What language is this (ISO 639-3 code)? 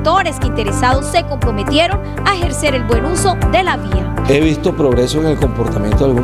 spa